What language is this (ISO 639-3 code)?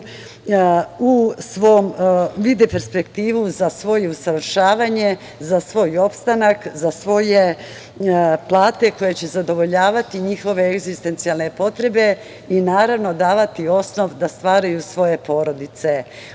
srp